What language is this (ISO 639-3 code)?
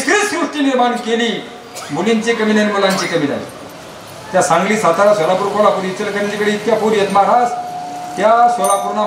ara